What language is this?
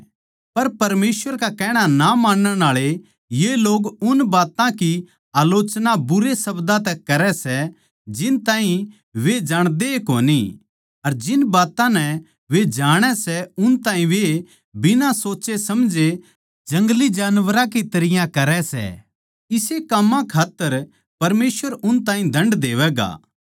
Haryanvi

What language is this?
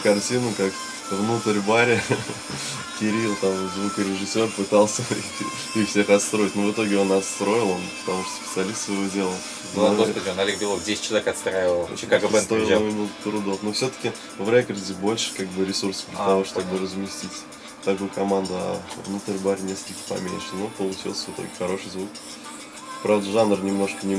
Russian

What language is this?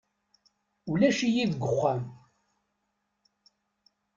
Kabyle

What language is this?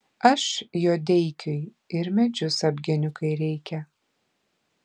Lithuanian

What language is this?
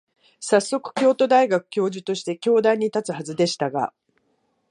Japanese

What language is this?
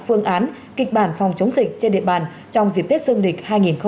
Vietnamese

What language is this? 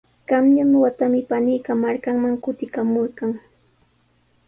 Sihuas Ancash Quechua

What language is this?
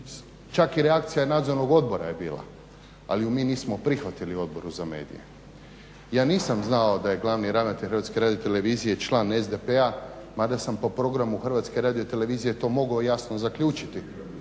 Croatian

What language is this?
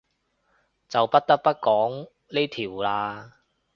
Cantonese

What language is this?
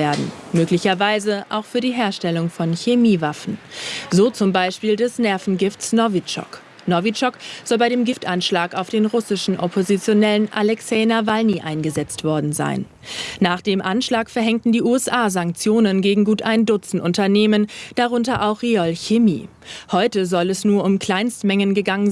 German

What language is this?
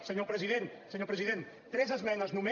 Catalan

